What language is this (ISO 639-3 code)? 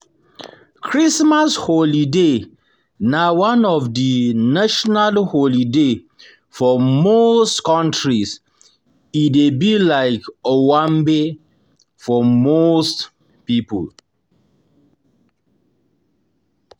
pcm